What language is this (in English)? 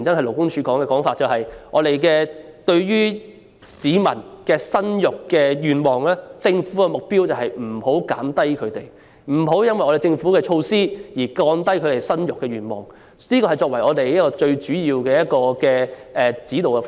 Cantonese